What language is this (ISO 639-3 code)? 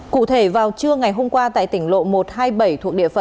vie